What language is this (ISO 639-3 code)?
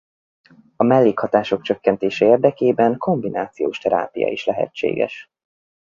hun